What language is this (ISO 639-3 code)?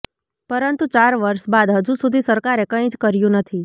guj